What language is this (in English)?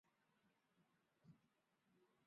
Chinese